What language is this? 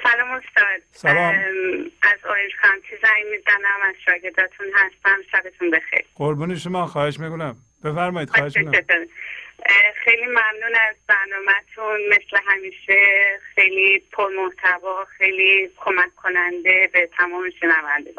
Persian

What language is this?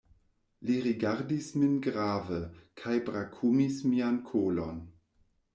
Esperanto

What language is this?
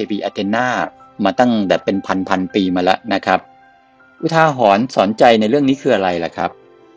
Thai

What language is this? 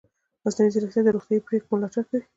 Pashto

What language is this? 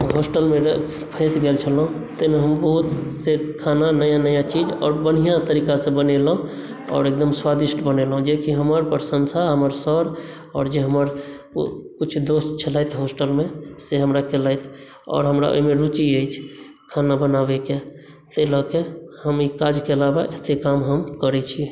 Maithili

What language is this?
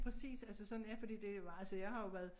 Danish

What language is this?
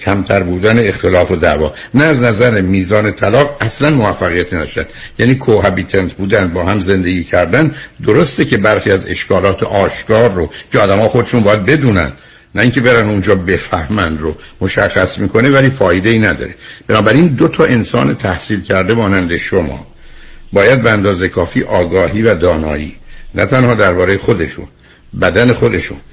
Persian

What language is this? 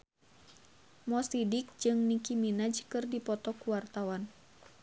Sundanese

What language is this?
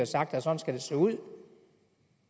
Danish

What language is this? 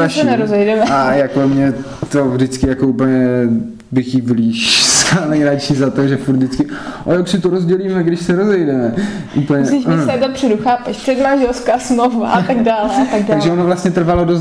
Czech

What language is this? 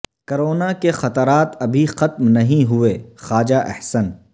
Urdu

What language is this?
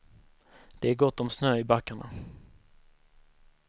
Swedish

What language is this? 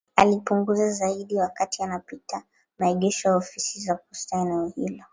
Swahili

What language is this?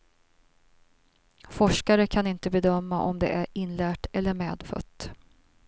Swedish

